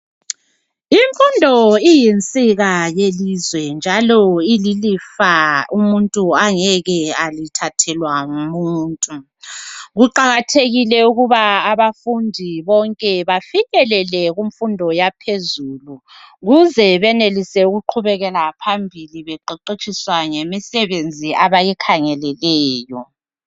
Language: North Ndebele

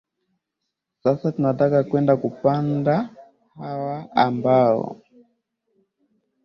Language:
Swahili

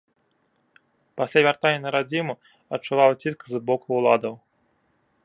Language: Belarusian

